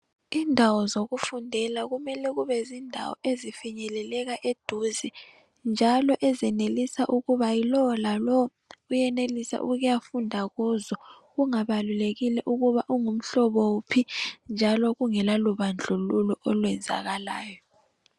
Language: North Ndebele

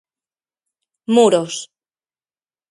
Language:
Galician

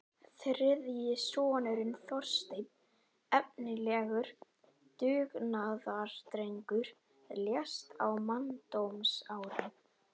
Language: Icelandic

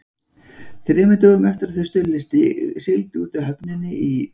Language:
Icelandic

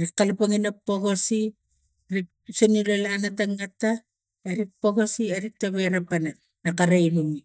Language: Tigak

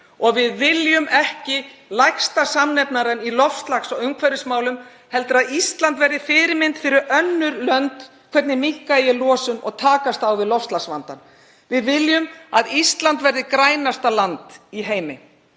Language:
Icelandic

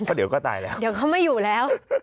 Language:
Thai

